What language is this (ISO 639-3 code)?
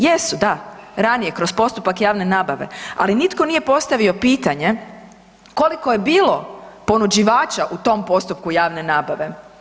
hrv